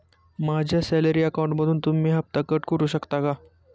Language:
Marathi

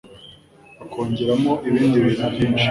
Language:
Kinyarwanda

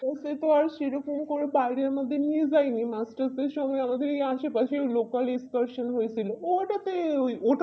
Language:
Bangla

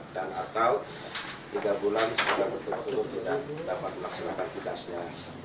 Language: Indonesian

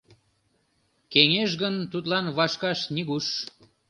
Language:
Mari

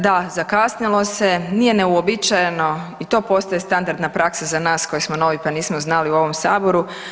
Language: Croatian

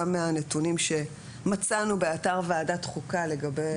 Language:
Hebrew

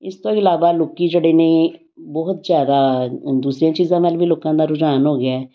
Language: Punjabi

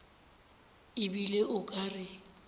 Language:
Northern Sotho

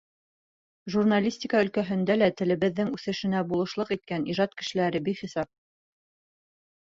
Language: Bashkir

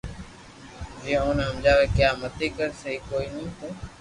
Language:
Loarki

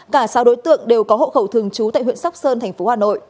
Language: Vietnamese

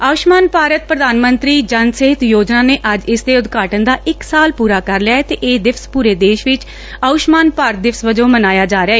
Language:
Punjabi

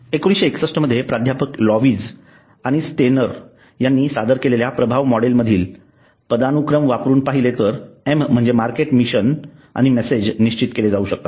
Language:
Marathi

